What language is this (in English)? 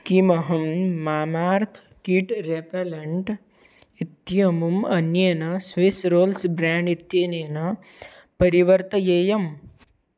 Sanskrit